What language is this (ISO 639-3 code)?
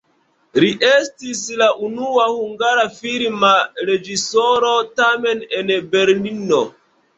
epo